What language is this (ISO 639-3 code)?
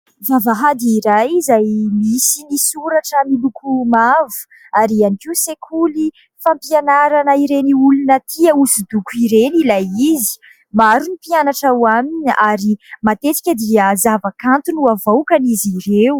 mlg